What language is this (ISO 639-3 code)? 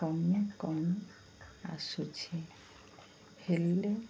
ori